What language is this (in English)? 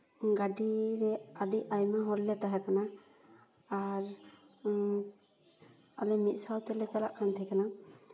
Santali